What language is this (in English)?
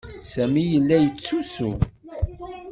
Kabyle